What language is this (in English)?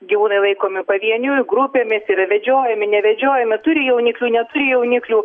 Lithuanian